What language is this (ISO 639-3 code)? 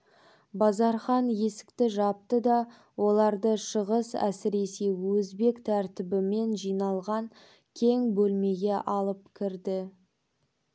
kaz